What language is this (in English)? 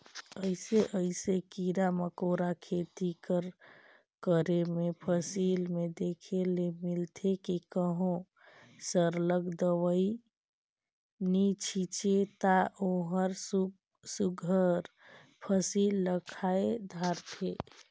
Chhattisgarhi